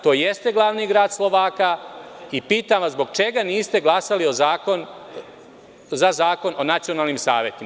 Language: Serbian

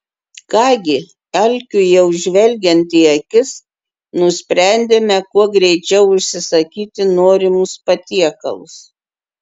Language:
Lithuanian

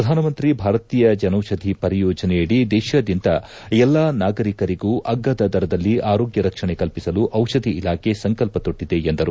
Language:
Kannada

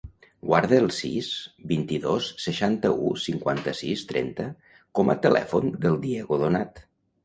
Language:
Catalan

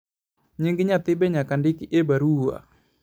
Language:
Luo (Kenya and Tanzania)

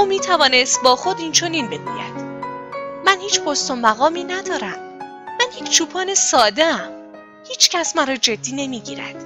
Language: Persian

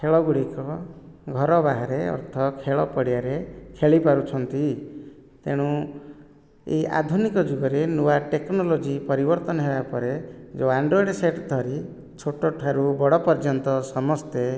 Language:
Odia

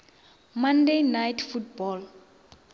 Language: Northern Sotho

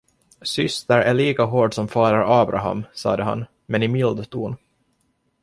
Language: Swedish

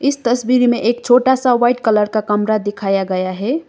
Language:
Hindi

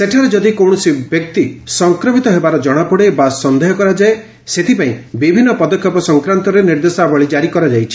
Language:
Odia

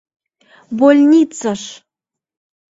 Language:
Mari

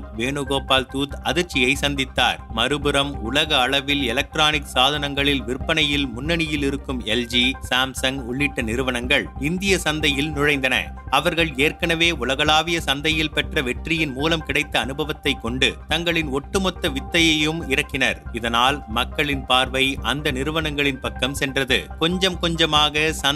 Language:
Tamil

